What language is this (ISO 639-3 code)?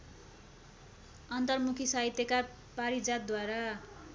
nep